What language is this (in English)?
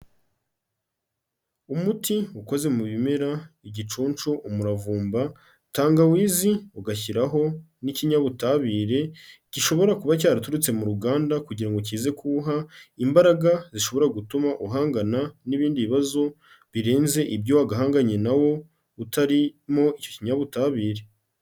Kinyarwanda